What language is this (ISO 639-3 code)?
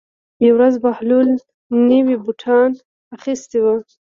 pus